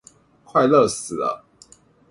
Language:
Chinese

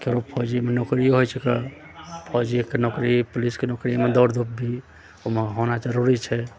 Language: Maithili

